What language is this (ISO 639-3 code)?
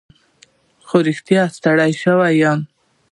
pus